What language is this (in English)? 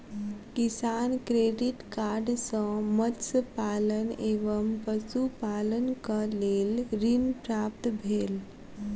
Maithili